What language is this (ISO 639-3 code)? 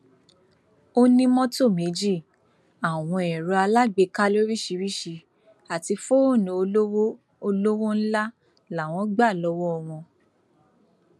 yor